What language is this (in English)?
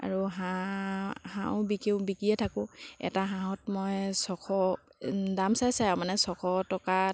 Assamese